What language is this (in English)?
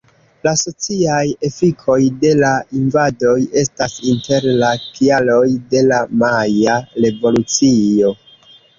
Esperanto